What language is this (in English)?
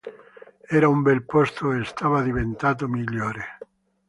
Italian